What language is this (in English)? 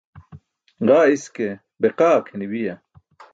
Burushaski